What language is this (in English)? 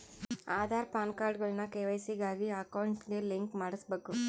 Kannada